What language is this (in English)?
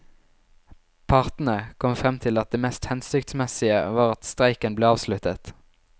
Norwegian